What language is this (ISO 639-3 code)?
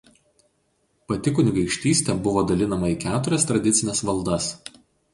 lit